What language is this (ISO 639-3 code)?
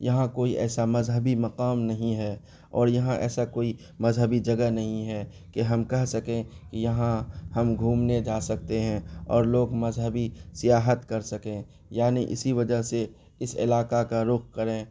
urd